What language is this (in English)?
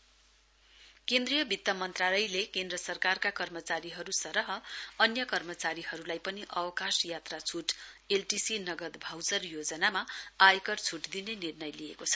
Nepali